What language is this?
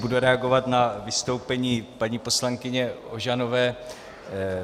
Czech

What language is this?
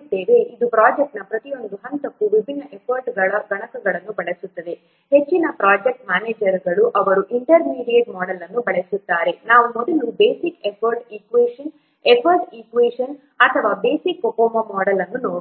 Kannada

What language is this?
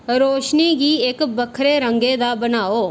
Dogri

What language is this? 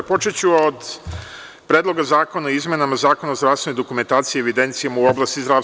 Serbian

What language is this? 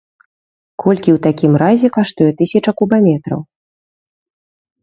Belarusian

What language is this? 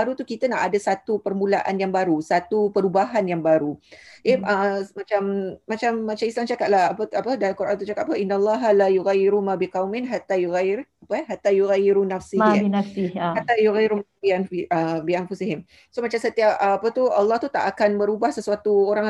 Malay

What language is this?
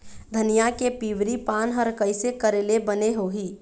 Chhattisgarhi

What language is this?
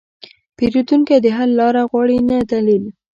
Pashto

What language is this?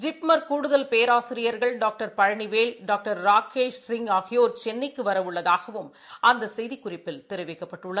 Tamil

